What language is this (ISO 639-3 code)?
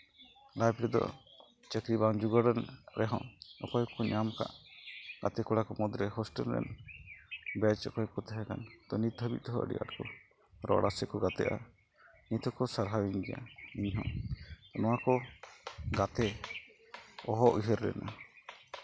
sat